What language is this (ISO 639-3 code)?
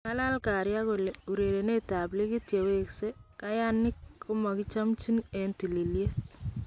kln